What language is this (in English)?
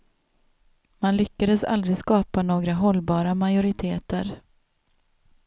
Swedish